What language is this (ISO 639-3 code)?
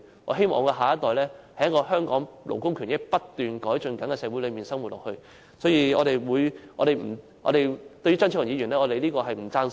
yue